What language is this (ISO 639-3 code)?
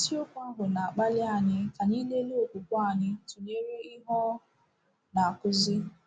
ibo